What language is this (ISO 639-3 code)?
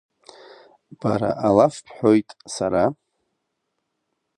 abk